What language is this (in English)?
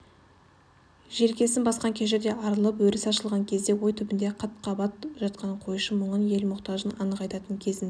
Kazakh